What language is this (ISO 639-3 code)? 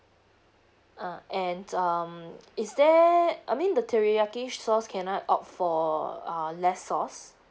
eng